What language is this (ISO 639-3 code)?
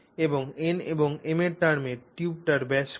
ben